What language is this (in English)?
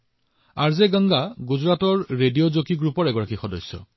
Assamese